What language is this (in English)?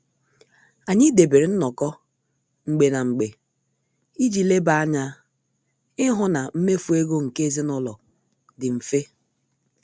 Igbo